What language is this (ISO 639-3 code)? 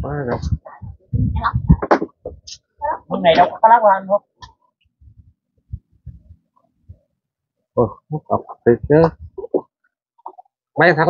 vie